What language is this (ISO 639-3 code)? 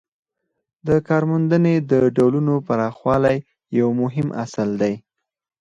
pus